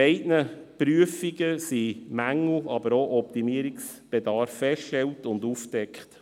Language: Swiss German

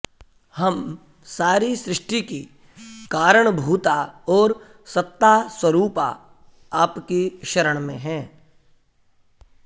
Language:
Sanskrit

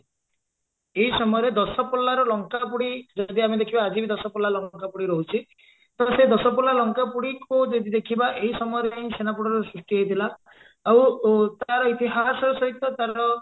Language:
Odia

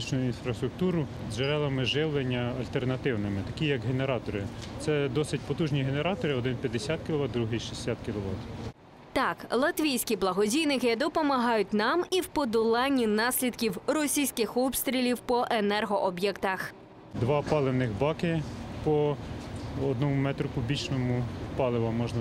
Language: Ukrainian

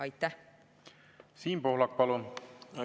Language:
Estonian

